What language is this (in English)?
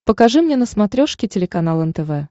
Russian